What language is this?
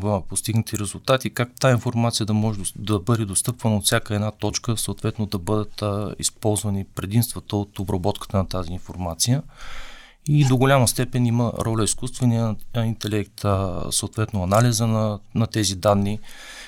Bulgarian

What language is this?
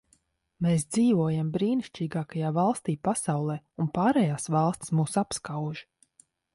Latvian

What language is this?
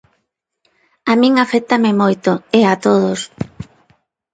Galician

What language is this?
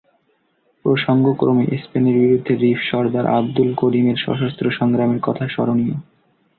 Bangla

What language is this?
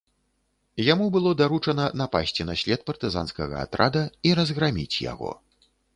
Belarusian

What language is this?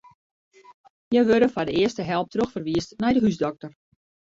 Western Frisian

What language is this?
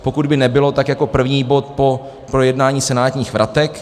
Czech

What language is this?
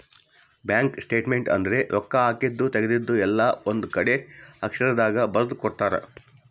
Kannada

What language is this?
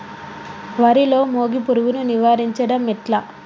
Telugu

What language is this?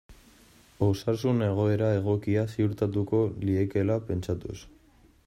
Basque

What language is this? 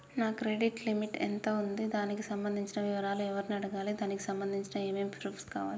Telugu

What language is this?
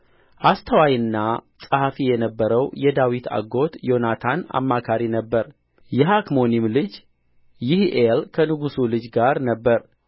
Amharic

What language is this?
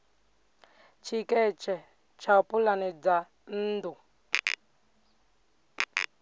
Venda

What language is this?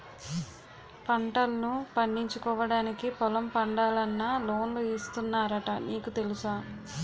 Telugu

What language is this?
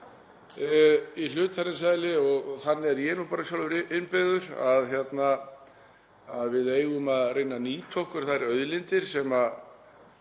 Icelandic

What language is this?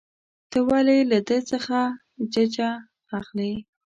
Pashto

